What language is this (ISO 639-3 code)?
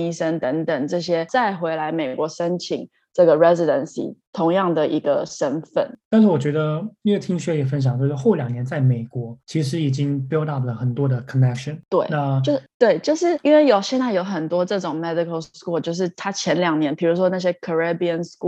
zho